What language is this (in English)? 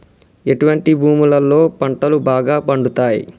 Telugu